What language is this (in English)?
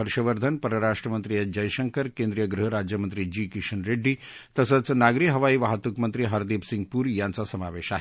Marathi